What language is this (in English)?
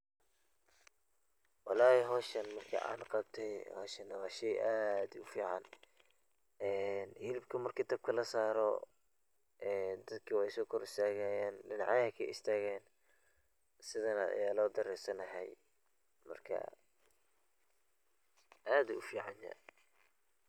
Somali